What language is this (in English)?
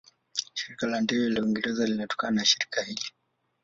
Swahili